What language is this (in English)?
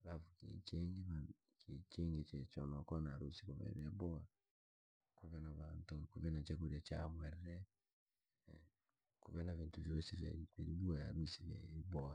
Langi